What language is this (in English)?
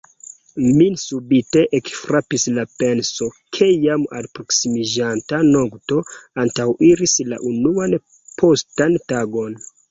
Esperanto